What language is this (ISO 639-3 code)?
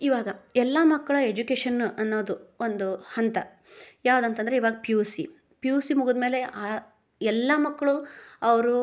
kan